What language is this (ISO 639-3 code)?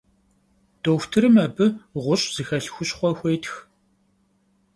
kbd